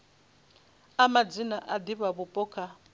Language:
Venda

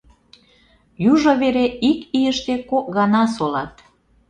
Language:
Mari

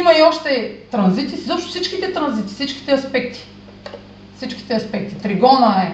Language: Bulgarian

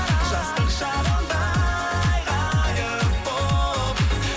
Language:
Kazakh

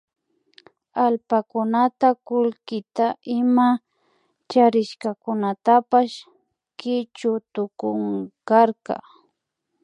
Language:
Imbabura Highland Quichua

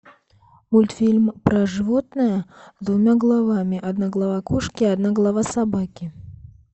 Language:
Russian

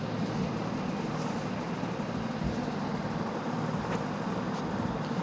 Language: Magahi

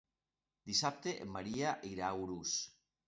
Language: Catalan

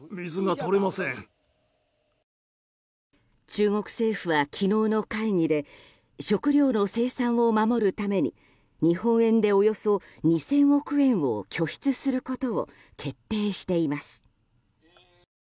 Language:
Japanese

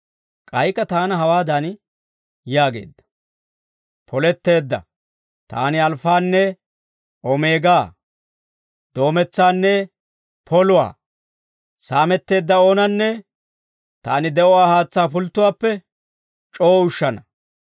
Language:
Dawro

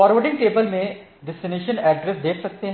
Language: Hindi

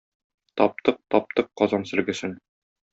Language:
Tatar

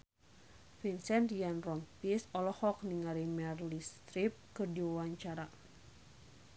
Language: Sundanese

